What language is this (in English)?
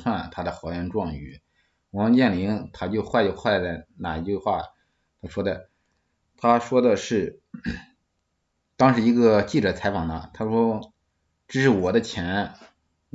Chinese